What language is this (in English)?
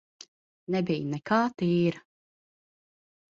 Latvian